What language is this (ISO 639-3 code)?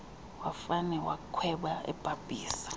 xho